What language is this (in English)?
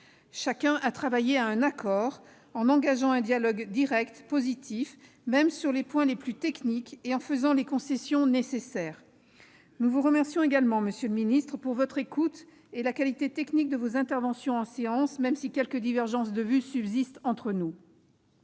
French